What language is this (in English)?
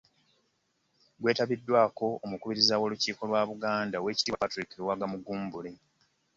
Ganda